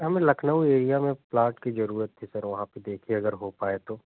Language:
Hindi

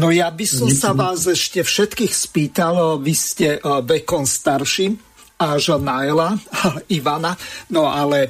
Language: Slovak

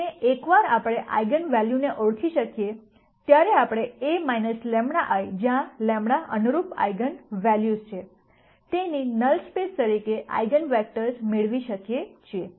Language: Gujarati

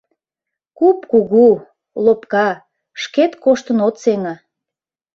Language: Mari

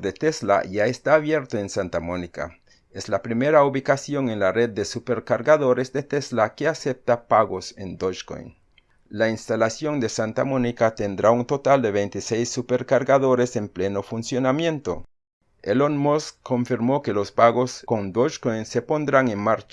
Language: Spanish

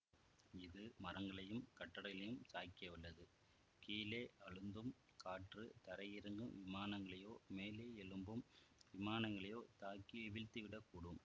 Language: Tamil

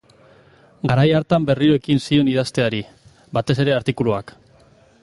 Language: Basque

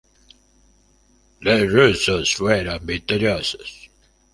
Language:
Spanish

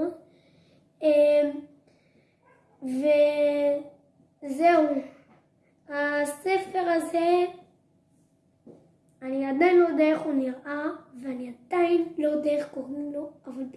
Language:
Hebrew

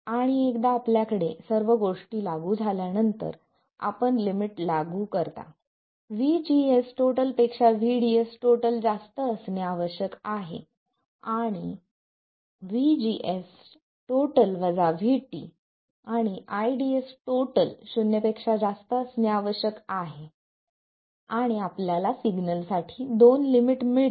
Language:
Marathi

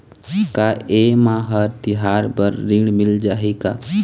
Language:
Chhattisgarhi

